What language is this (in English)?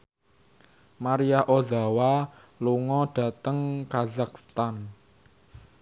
Javanese